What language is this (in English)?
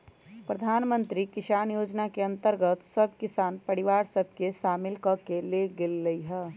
Magahi